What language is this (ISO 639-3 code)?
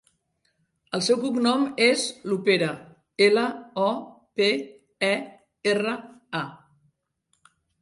cat